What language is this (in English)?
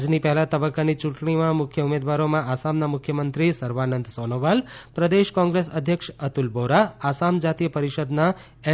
Gujarati